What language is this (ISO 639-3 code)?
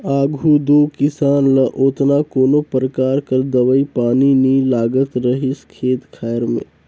hne